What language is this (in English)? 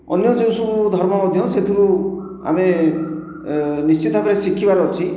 Odia